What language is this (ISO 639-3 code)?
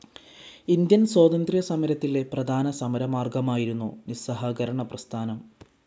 mal